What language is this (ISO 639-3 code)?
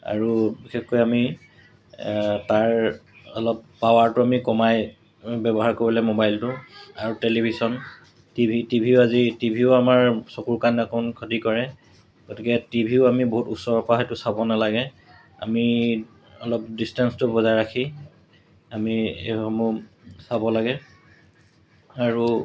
asm